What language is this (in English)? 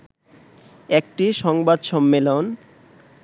Bangla